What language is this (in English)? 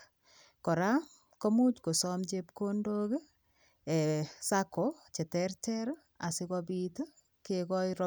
Kalenjin